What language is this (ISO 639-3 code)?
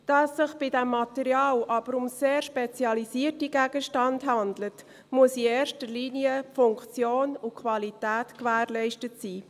gsw